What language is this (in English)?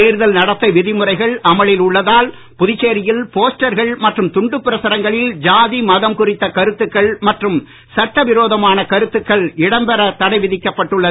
Tamil